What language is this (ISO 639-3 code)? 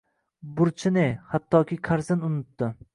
uzb